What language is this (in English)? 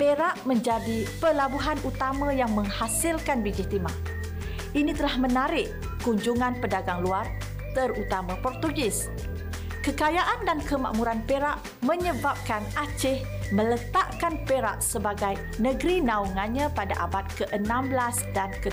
Malay